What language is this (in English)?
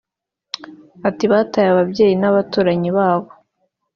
Kinyarwanda